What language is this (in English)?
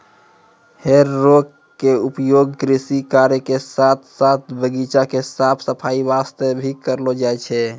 Maithili